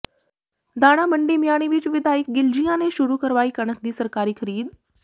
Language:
Punjabi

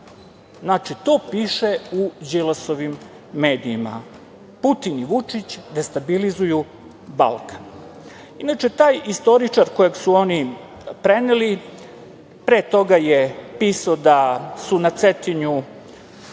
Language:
Serbian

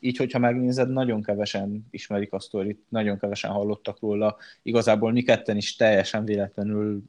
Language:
Hungarian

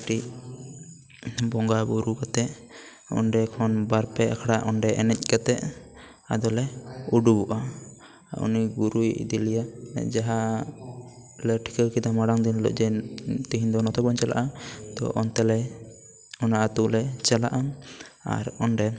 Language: Santali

